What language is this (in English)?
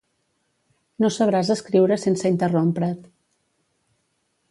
Catalan